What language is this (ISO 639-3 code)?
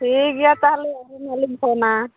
sat